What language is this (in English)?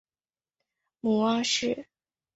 Chinese